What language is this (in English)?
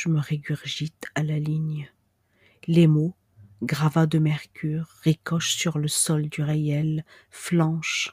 French